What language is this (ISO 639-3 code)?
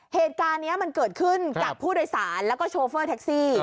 tha